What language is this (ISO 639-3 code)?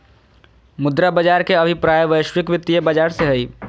mag